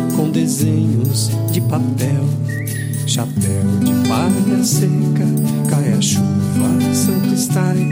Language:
Portuguese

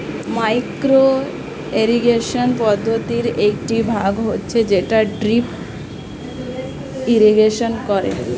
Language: Bangla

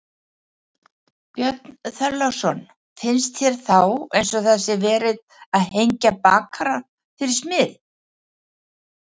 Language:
Icelandic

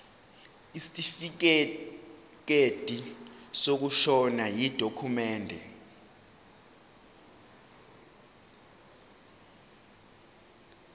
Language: Zulu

